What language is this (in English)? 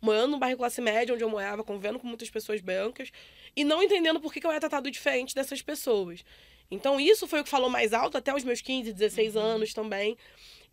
Portuguese